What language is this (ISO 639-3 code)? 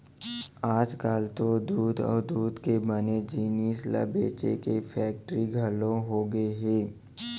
hne